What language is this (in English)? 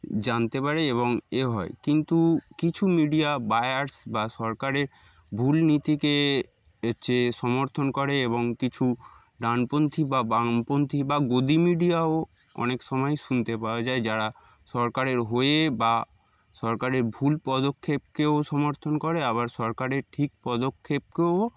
Bangla